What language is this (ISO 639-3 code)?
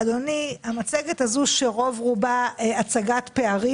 heb